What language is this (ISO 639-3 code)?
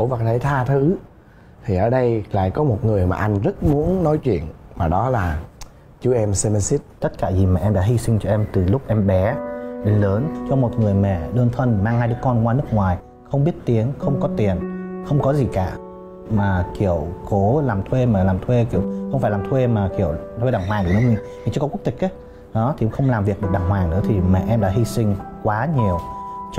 vie